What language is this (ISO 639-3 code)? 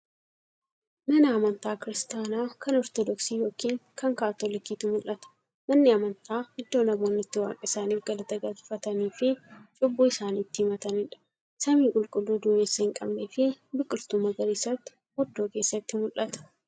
orm